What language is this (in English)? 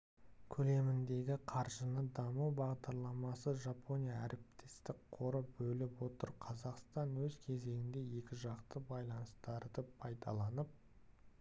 Kazakh